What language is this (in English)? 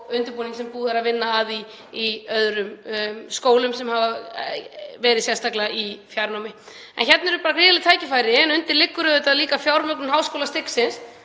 Icelandic